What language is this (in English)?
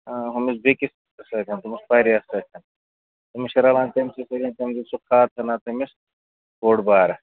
Kashmiri